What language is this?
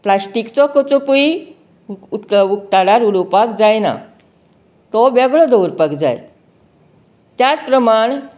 Konkani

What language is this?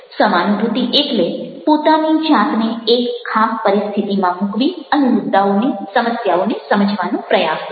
Gujarati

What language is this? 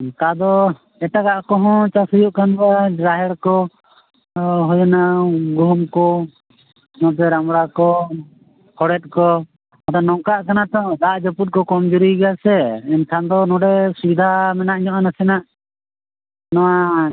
Santali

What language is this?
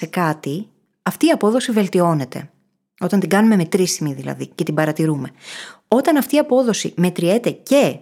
Greek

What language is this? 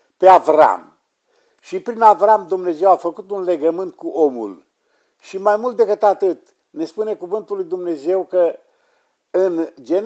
Romanian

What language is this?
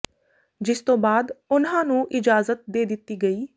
Punjabi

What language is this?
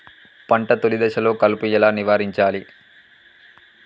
Telugu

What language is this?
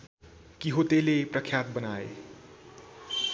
Nepali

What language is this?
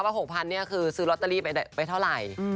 Thai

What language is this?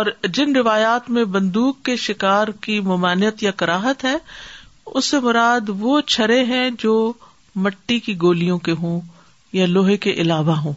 Urdu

